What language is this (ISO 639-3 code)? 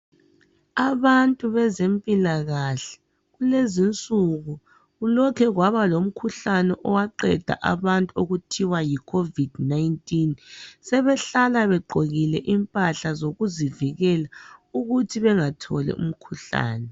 nde